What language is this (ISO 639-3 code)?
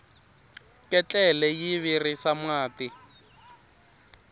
tso